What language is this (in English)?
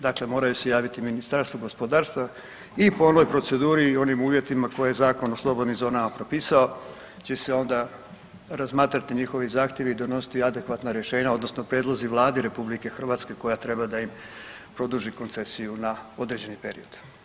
Croatian